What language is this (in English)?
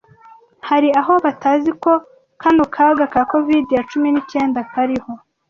Kinyarwanda